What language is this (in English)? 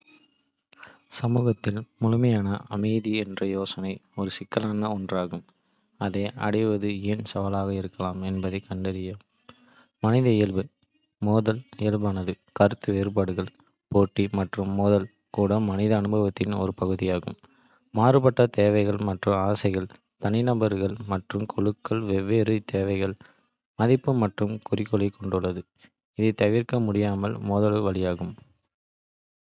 Kota (India)